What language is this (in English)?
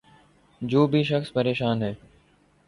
Urdu